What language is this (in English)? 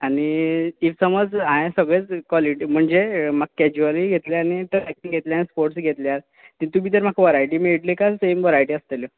Konkani